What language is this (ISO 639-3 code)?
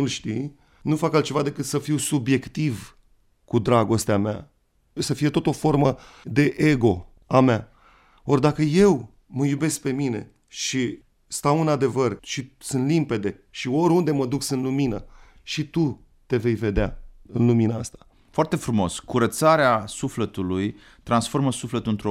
ron